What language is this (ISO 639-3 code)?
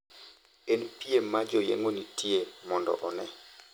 luo